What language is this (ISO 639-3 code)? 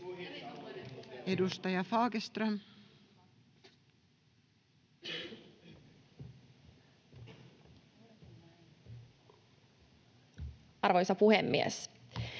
fin